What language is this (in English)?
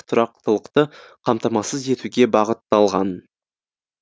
Kazakh